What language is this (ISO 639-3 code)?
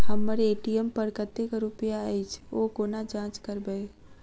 mai